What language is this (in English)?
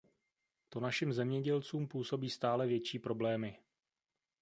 Czech